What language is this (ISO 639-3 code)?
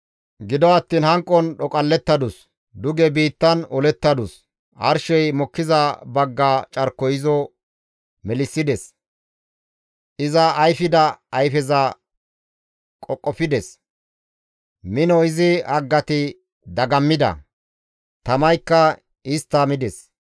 gmv